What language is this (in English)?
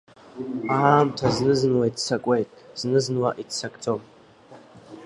Abkhazian